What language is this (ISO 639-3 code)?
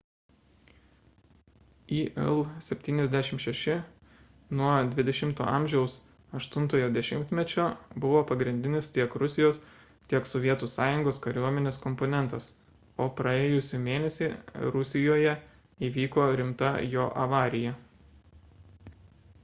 lit